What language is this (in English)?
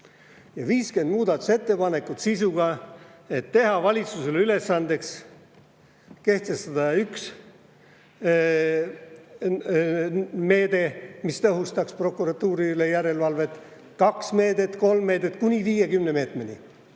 Estonian